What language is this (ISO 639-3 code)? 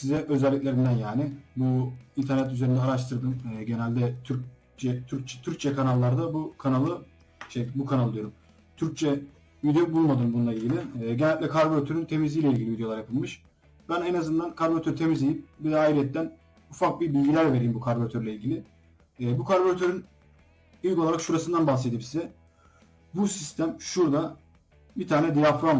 tur